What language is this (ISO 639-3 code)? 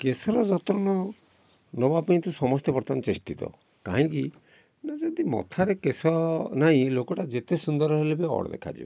ori